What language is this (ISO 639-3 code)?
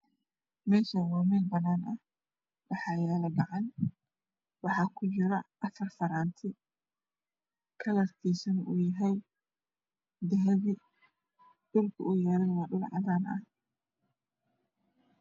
som